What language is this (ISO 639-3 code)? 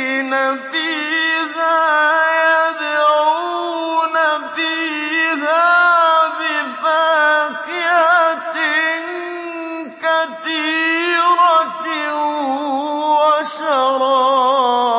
ara